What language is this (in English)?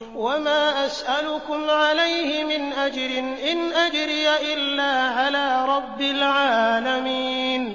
Arabic